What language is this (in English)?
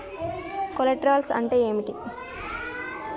Telugu